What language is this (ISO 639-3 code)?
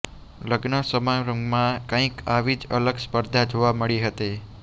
guj